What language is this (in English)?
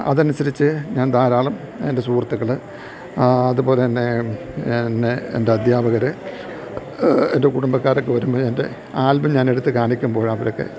Malayalam